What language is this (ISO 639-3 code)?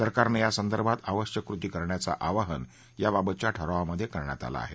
mar